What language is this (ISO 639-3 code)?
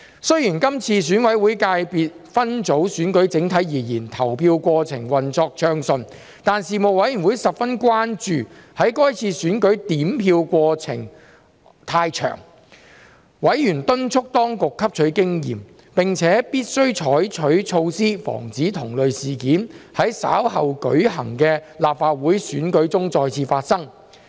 yue